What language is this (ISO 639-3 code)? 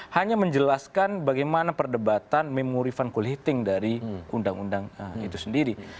ind